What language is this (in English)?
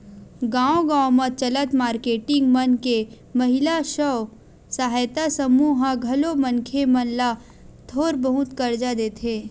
Chhattisgarhi